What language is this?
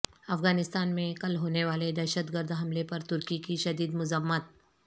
Urdu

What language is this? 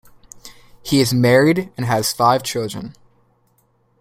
English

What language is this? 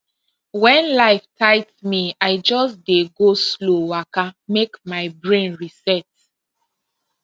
Nigerian Pidgin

